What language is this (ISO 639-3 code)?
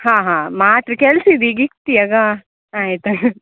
kan